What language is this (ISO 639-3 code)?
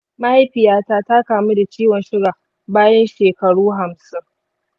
hau